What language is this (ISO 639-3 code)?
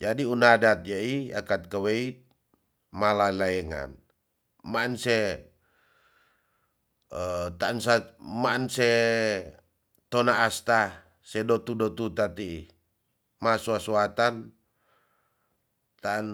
txs